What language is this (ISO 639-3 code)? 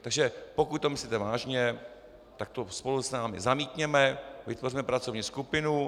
ces